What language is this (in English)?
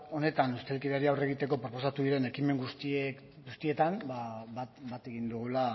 Basque